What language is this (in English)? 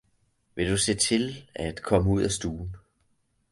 Danish